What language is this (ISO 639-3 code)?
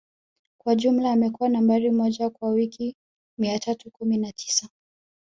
swa